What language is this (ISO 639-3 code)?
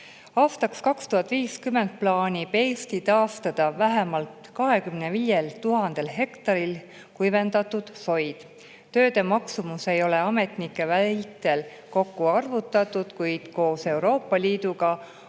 est